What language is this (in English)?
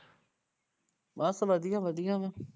Punjabi